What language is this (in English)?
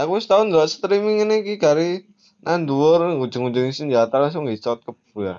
Indonesian